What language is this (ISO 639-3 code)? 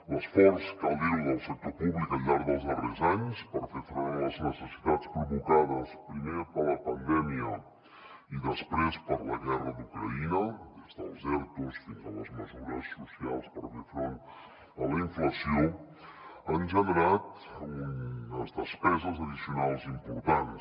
cat